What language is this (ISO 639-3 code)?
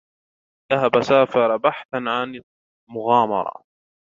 ara